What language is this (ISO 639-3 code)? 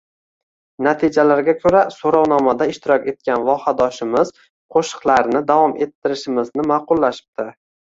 uzb